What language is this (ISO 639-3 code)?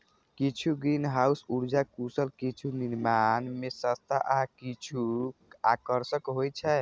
mai